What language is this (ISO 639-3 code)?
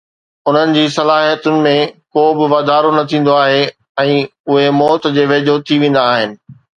snd